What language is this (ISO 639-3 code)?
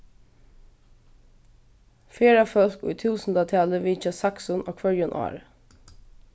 fao